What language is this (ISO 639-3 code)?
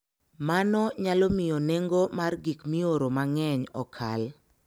luo